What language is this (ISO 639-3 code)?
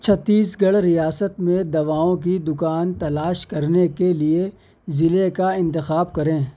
urd